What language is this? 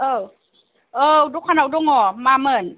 Bodo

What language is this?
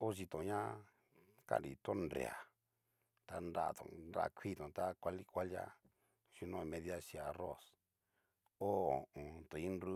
Cacaloxtepec Mixtec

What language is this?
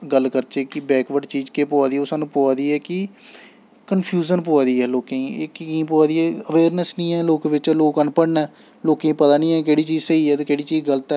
Dogri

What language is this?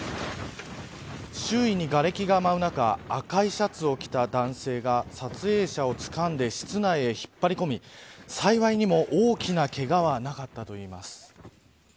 Japanese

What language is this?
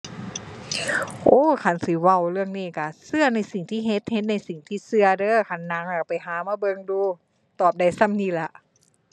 Thai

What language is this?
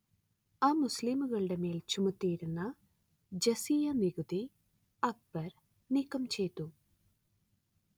Malayalam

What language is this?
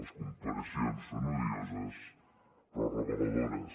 Catalan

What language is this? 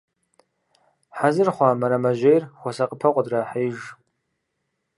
Kabardian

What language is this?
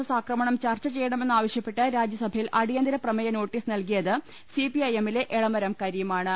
Malayalam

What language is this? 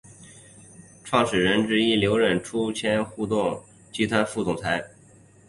Chinese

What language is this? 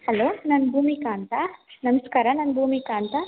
Kannada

